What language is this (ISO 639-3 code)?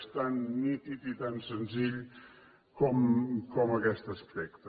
cat